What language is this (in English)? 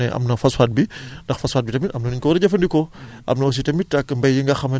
Wolof